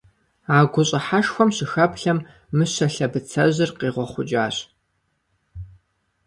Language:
Kabardian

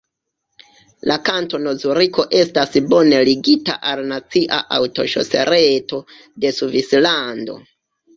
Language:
Esperanto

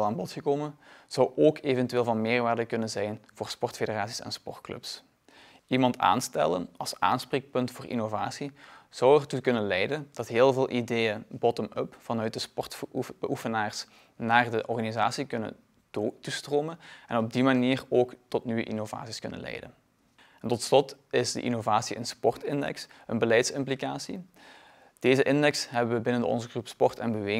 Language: Dutch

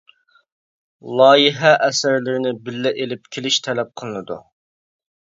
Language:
Uyghur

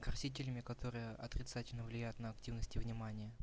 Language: Russian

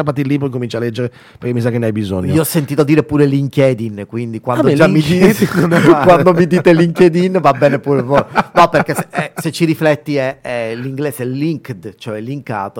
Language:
Italian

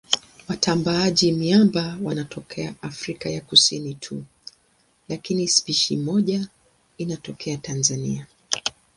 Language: Swahili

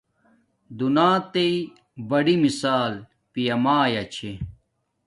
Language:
Domaaki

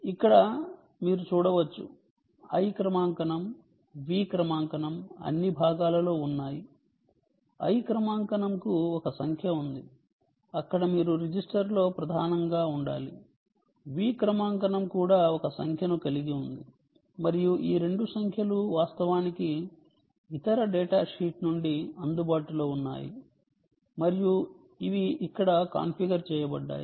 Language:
Telugu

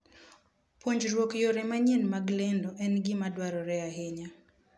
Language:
Luo (Kenya and Tanzania)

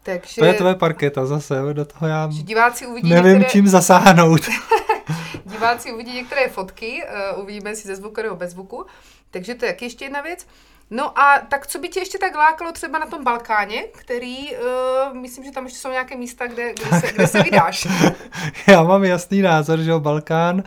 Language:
Czech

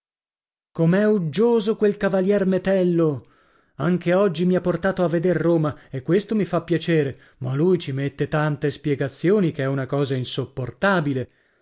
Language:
Italian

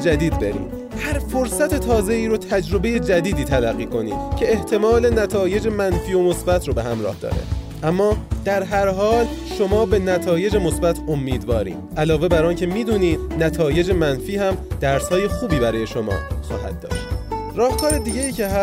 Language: Persian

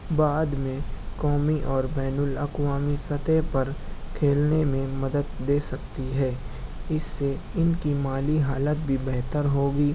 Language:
Urdu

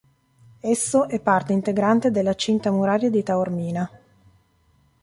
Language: Italian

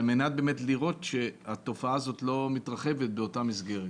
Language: Hebrew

